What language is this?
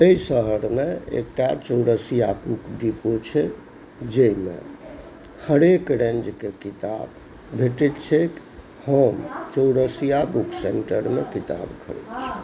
Maithili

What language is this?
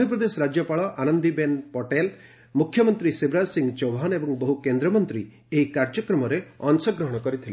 Odia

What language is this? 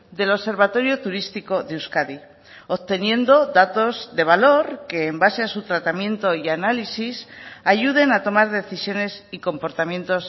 Spanish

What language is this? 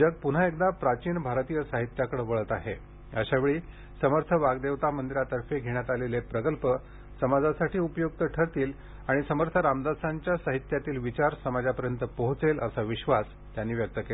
Marathi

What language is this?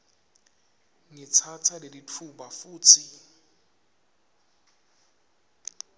Swati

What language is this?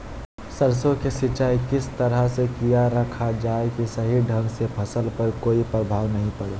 Magahi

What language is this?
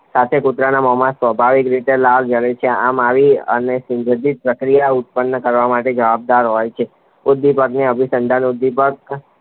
Gujarati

